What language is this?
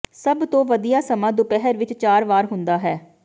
Punjabi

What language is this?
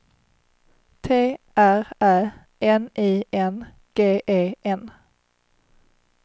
Swedish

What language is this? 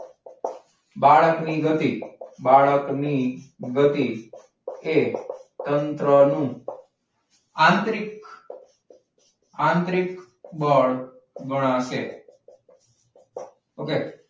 Gujarati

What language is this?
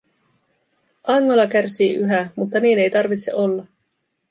Finnish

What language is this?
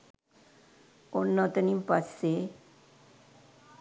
Sinhala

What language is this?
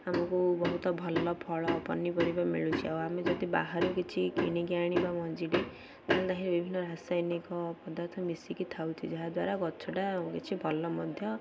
Odia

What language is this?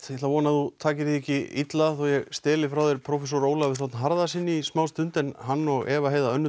Icelandic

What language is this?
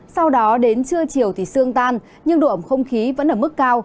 Vietnamese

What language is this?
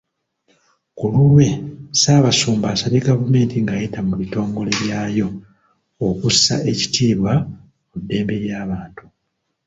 Ganda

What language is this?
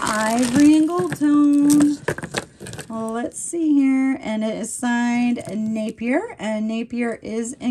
English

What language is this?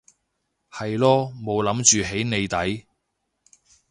Cantonese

